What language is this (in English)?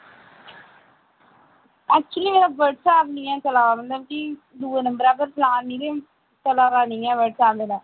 Dogri